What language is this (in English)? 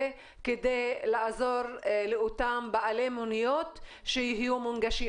Hebrew